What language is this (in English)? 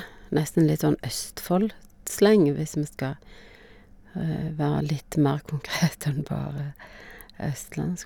Norwegian